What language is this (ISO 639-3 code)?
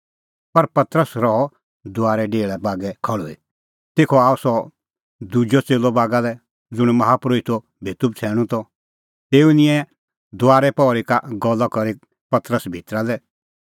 kfx